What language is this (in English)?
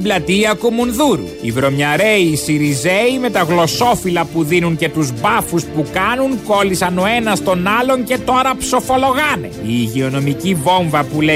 Greek